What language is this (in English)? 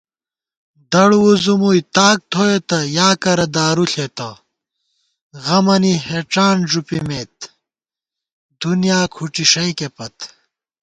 Gawar-Bati